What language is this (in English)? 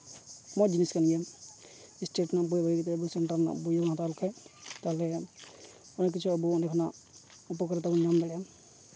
Santali